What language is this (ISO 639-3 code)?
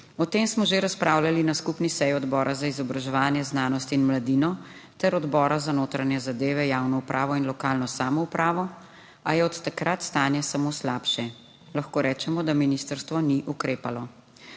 slv